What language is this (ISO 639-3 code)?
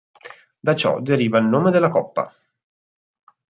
ita